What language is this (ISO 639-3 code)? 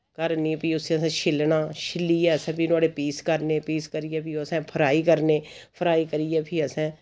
doi